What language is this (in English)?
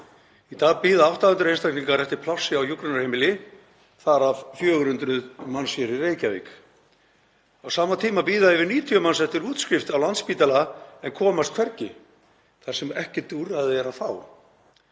Icelandic